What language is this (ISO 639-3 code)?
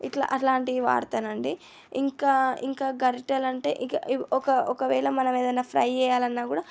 tel